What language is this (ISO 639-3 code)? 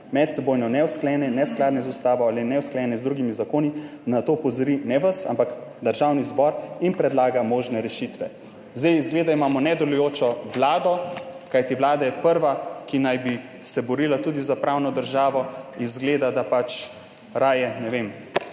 slv